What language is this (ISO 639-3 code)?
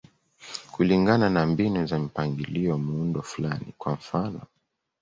swa